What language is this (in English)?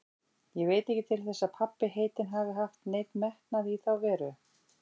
Icelandic